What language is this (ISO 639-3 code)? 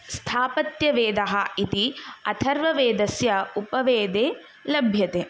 san